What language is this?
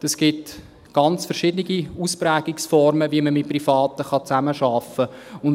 Swiss German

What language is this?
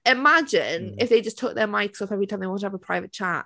English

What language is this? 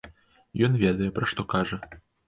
Belarusian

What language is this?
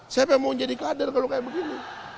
Indonesian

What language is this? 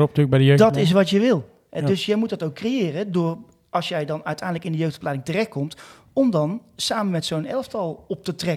Dutch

